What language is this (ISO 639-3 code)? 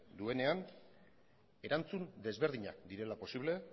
eus